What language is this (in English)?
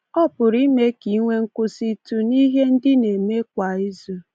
Igbo